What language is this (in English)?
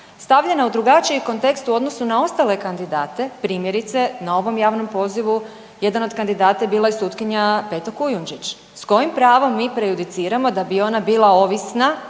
Croatian